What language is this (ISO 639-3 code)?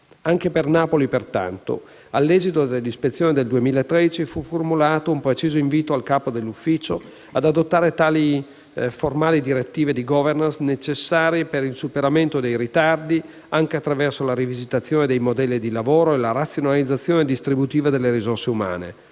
ita